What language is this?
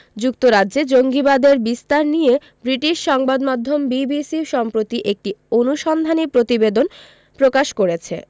Bangla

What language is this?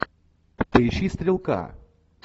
Russian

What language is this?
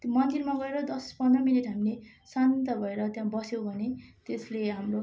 Nepali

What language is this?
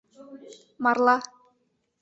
Mari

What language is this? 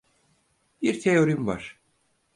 Turkish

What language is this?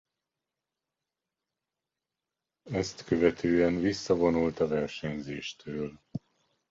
Hungarian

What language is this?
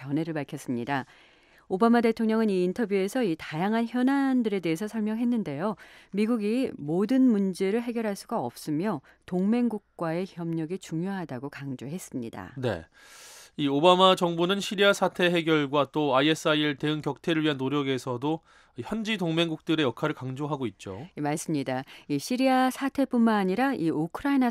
Korean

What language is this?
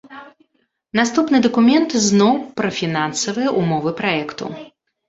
Belarusian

